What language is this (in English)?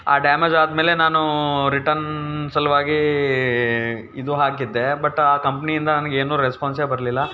Kannada